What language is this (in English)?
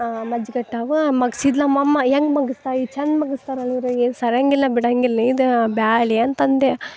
Kannada